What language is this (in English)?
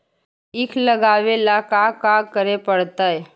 Magahi